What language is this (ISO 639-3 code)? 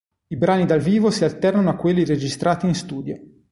ita